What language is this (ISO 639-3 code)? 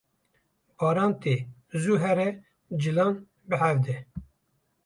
kur